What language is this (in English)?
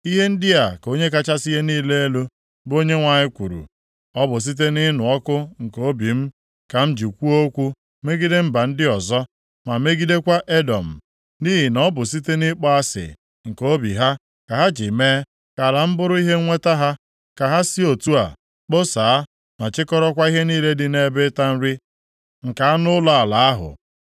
Igbo